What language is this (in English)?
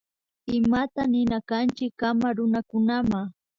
Imbabura Highland Quichua